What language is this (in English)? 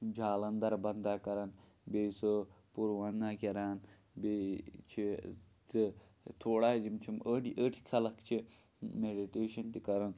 Kashmiri